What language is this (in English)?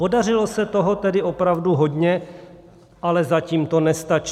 Czech